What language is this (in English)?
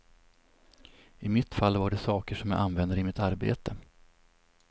Swedish